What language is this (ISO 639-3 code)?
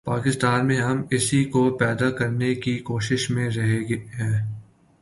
urd